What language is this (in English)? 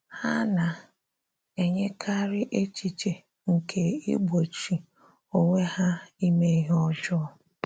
Igbo